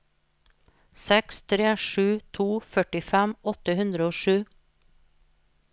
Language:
Norwegian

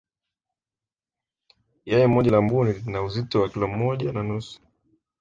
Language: Swahili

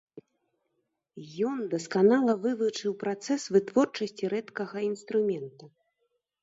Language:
Belarusian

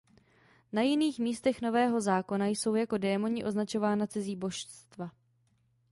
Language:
Czech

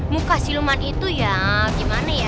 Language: Indonesian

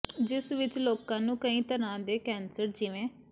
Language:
Punjabi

